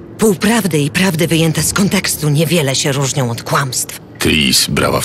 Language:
Polish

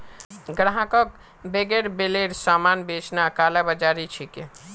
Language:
Magahi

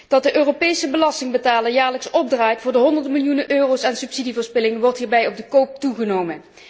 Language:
Dutch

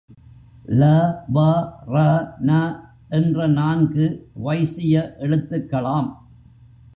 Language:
Tamil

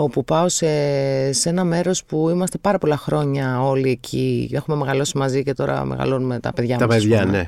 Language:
Greek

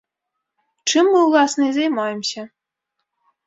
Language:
Belarusian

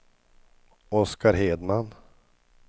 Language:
Swedish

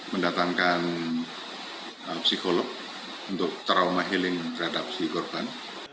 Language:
Indonesian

